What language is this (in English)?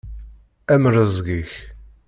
Kabyle